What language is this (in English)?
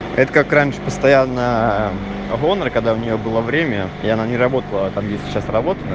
Russian